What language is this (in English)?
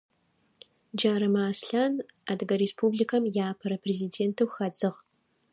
Adyghe